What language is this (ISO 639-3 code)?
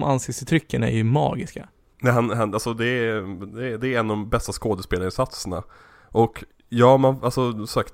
swe